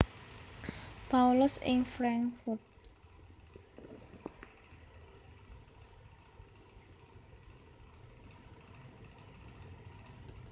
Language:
Javanese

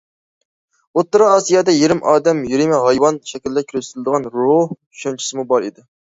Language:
Uyghur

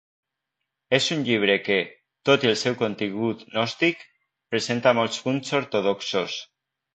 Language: Catalan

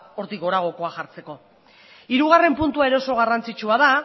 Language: Basque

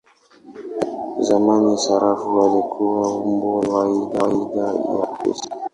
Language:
Swahili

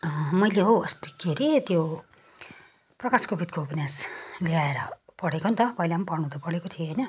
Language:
Nepali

